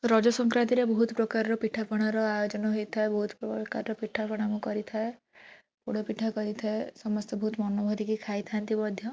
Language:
Odia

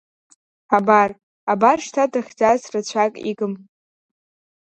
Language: Abkhazian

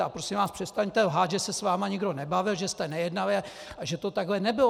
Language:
Czech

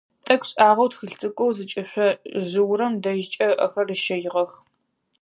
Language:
Adyghe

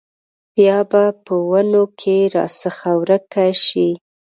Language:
Pashto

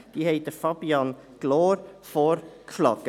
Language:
Swiss German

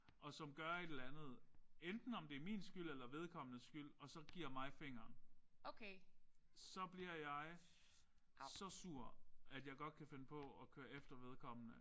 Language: Danish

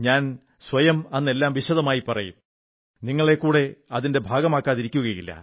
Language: Malayalam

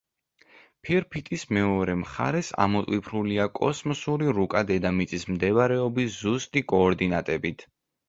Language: Georgian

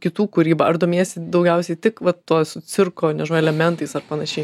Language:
Lithuanian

